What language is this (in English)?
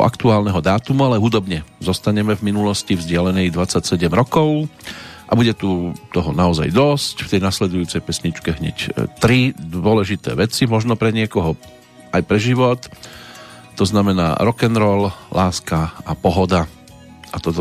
Slovak